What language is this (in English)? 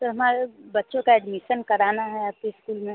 Hindi